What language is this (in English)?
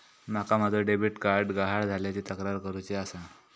Marathi